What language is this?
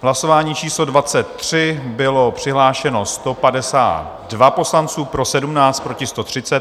Czech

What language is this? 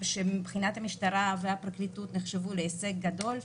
Hebrew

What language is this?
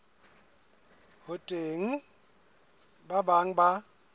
Southern Sotho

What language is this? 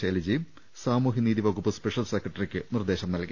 Malayalam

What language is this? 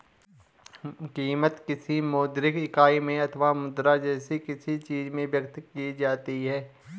Hindi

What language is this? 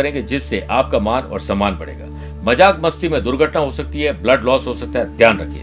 Hindi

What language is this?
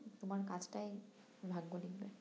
Bangla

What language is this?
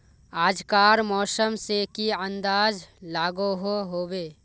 Magahi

